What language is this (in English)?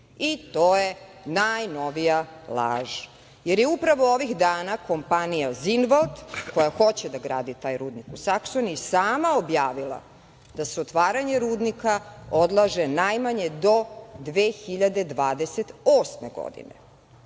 Serbian